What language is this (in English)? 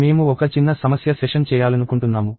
Telugu